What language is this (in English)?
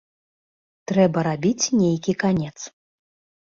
Belarusian